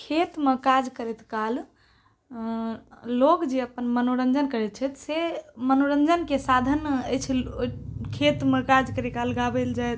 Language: Maithili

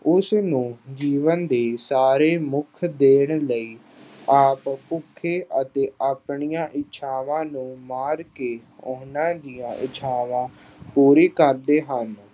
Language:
Punjabi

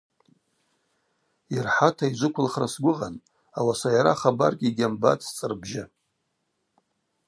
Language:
Abaza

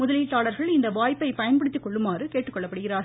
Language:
Tamil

